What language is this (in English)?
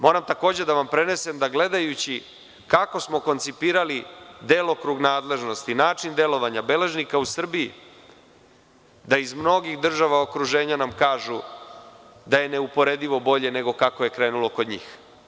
Serbian